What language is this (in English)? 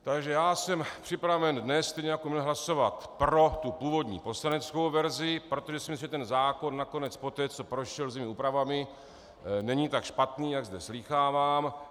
Czech